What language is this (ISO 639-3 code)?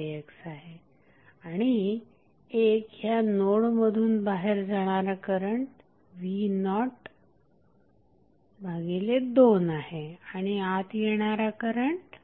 mar